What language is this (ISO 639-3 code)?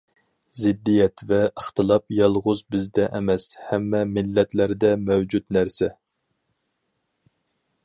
uig